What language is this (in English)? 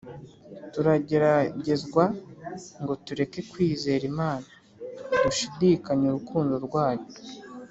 Kinyarwanda